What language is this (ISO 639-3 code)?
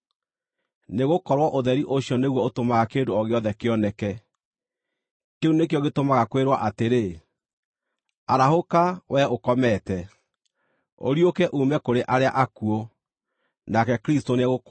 kik